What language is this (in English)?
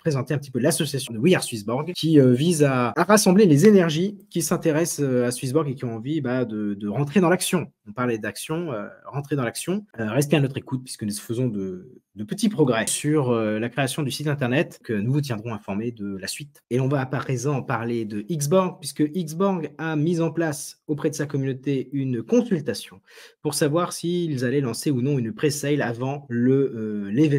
French